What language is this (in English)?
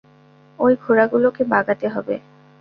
Bangla